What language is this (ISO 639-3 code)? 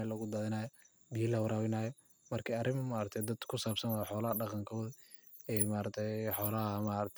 som